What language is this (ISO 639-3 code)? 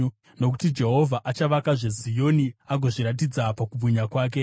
sna